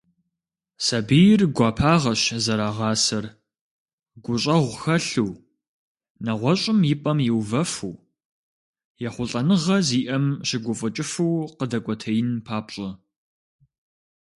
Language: Kabardian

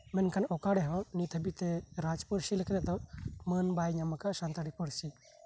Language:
Santali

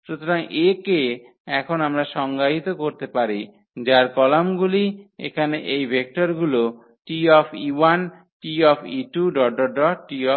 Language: Bangla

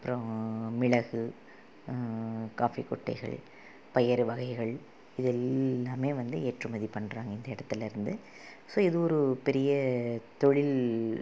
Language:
Tamil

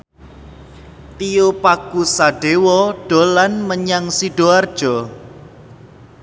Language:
Javanese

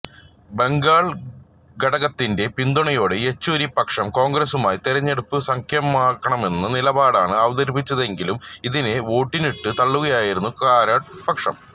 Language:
Malayalam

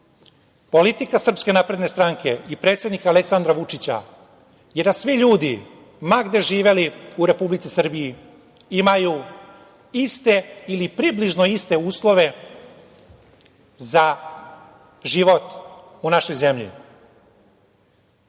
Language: Serbian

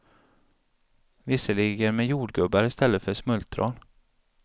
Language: Swedish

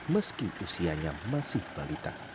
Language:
Indonesian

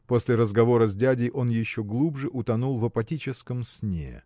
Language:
Russian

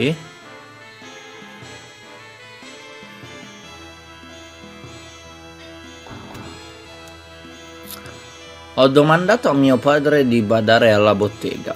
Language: Italian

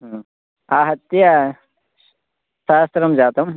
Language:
Sanskrit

